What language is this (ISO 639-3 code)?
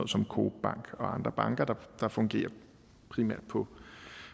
dan